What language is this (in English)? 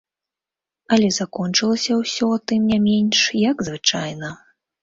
Belarusian